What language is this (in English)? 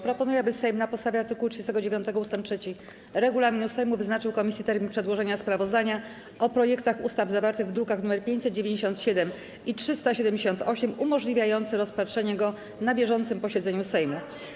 Polish